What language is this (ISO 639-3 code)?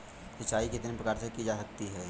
hin